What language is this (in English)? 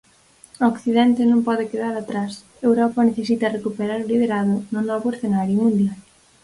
Galician